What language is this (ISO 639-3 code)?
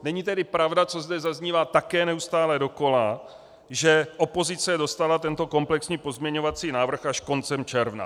ces